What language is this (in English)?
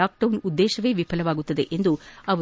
Kannada